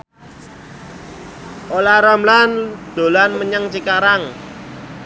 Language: Javanese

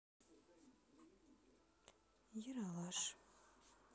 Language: Russian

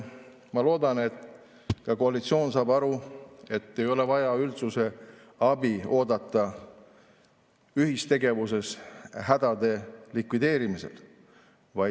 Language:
Estonian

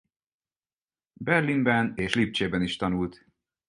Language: Hungarian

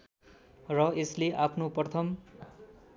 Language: Nepali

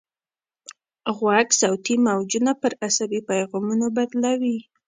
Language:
Pashto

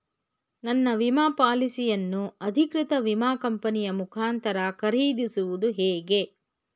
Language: Kannada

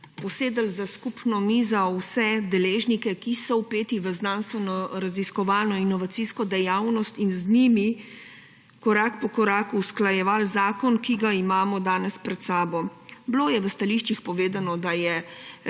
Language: Slovenian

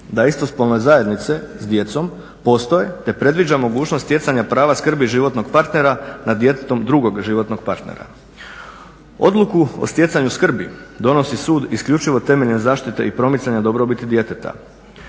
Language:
Croatian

